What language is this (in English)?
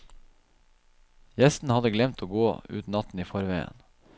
Norwegian